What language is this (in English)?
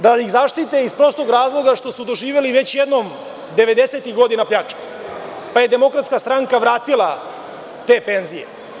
Serbian